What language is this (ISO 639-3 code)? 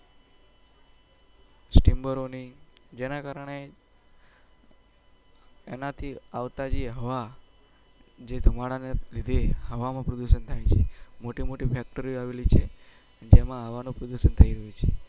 guj